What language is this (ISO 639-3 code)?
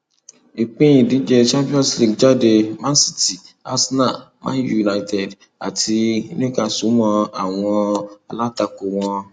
yor